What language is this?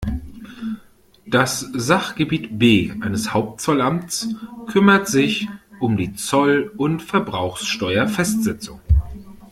German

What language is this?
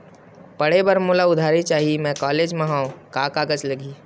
Chhattisgarhi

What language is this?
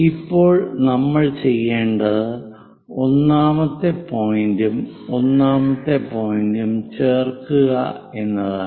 Malayalam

